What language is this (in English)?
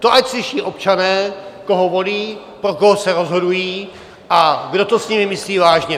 Czech